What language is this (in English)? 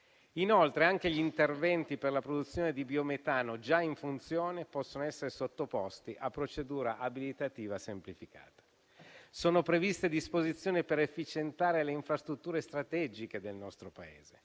Italian